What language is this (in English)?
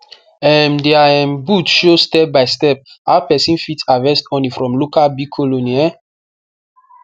Nigerian Pidgin